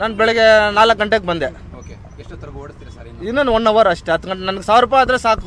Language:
Arabic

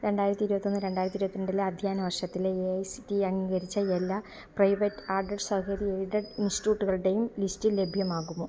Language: Malayalam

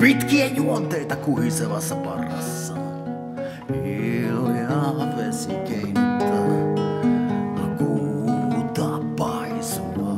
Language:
Finnish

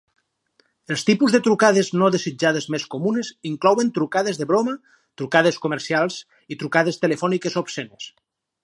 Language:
Catalan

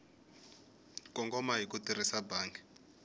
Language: Tsonga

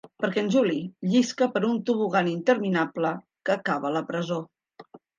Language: Catalan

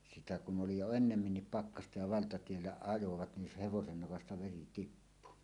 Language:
Finnish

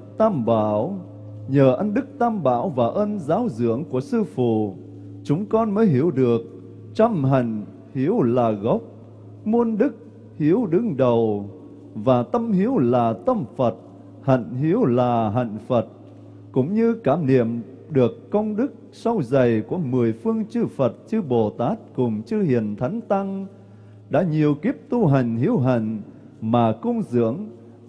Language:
Vietnamese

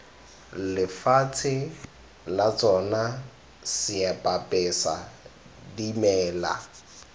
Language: Tswana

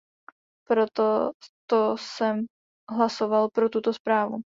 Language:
Czech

